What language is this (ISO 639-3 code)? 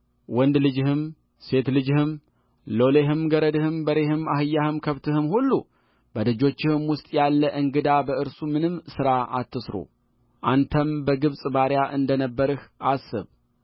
amh